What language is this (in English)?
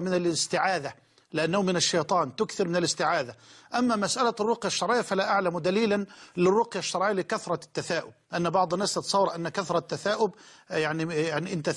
Arabic